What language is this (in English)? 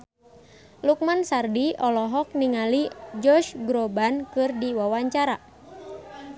Sundanese